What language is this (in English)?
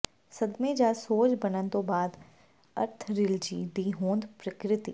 Punjabi